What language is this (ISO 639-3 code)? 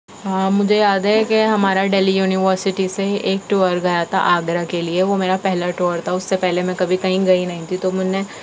urd